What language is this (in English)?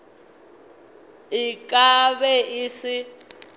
Northern Sotho